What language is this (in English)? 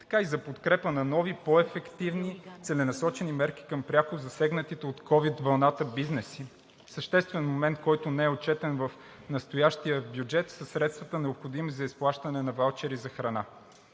Bulgarian